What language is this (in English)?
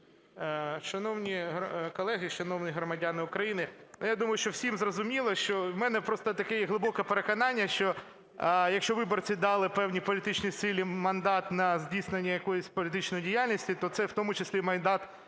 Ukrainian